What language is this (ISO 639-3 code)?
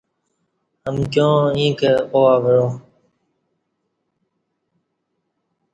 bsh